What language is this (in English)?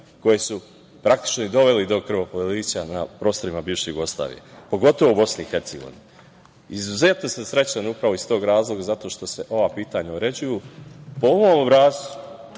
Serbian